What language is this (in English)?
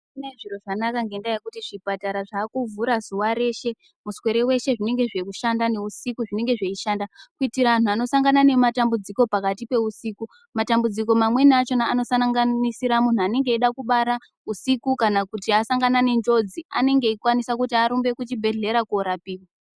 Ndau